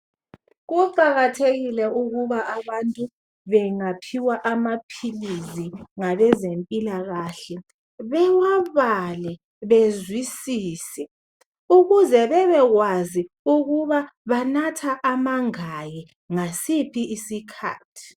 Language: North Ndebele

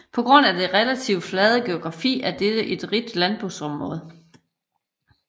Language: Danish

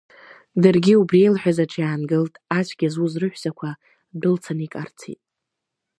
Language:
Abkhazian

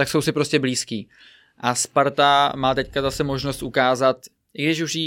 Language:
Czech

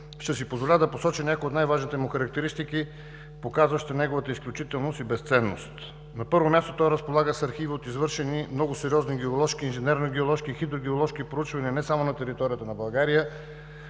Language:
Bulgarian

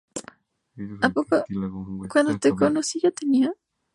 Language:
Spanish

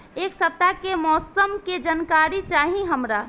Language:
Bhojpuri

